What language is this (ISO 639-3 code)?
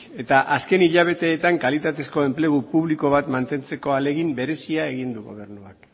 eus